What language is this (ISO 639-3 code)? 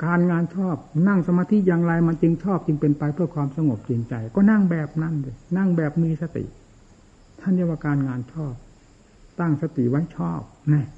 tha